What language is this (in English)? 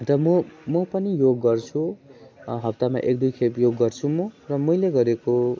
Nepali